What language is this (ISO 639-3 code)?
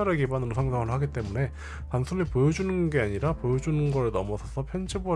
kor